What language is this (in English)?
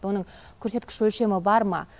Kazakh